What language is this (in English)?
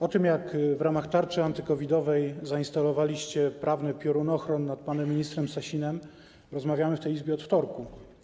Polish